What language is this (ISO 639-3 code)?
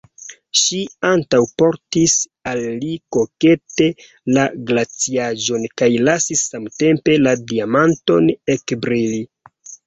epo